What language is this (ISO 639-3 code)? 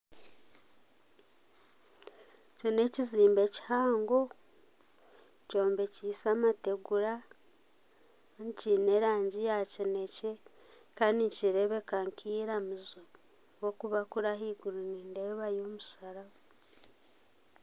nyn